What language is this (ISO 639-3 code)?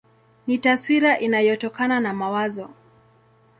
swa